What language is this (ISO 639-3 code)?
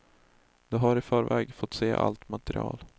swe